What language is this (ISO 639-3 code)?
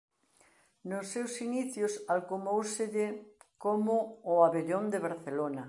glg